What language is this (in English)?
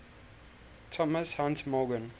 English